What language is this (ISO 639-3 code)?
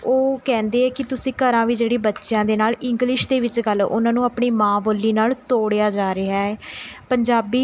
pan